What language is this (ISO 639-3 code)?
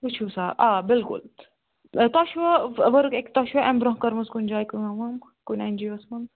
kas